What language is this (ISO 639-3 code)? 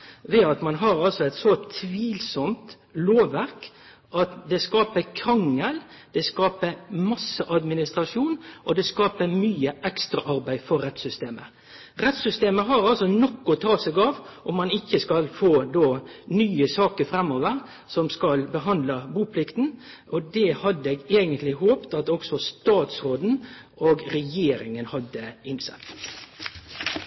nno